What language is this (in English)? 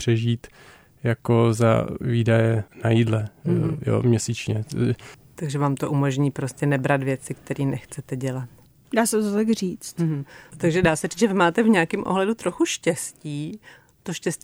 Czech